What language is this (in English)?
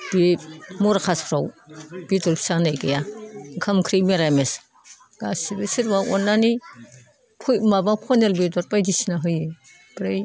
Bodo